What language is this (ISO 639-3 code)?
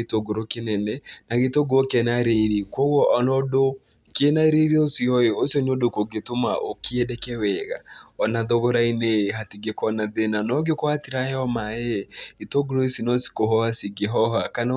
kik